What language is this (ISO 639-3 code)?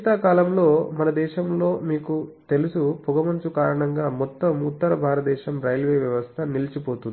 tel